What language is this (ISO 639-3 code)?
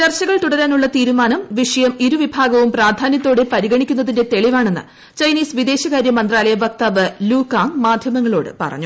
mal